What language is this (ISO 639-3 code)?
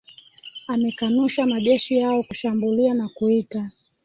swa